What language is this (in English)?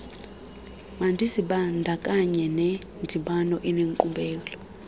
Xhosa